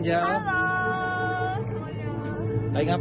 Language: Indonesian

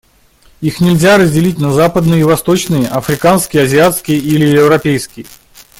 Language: Russian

